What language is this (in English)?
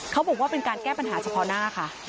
Thai